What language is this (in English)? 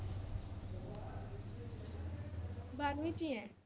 Punjabi